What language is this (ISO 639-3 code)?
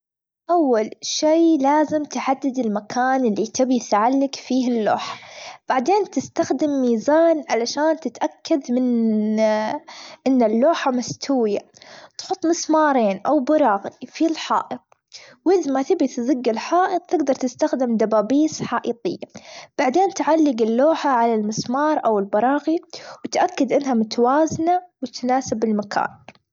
afb